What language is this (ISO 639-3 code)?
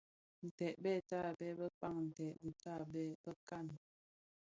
ksf